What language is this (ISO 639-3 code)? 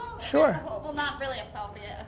eng